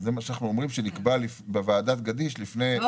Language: Hebrew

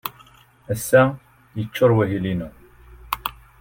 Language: Kabyle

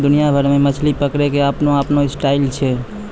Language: Maithili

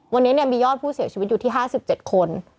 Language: Thai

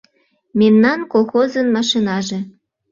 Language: Mari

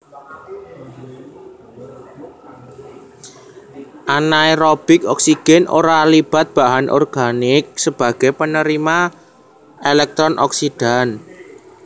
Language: Javanese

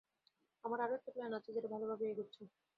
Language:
Bangla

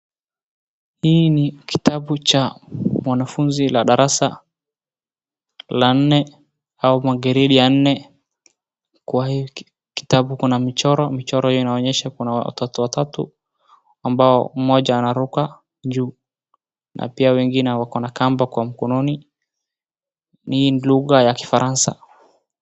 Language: Swahili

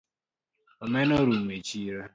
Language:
Luo (Kenya and Tanzania)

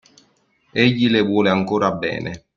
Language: Italian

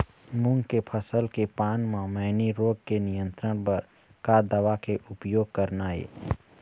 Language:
Chhattisgarhi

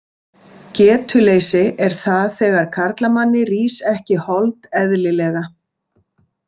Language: Icelandic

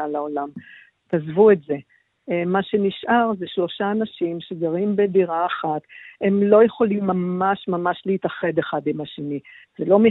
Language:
Hebrew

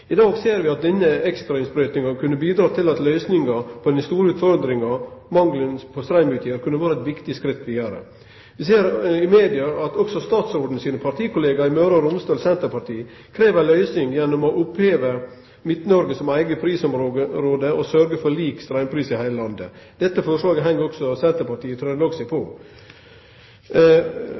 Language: Norwegian Nynorsk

